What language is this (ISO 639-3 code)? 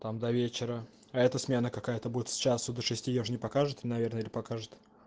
rus